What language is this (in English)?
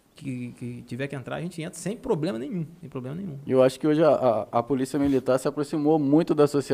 Portuguese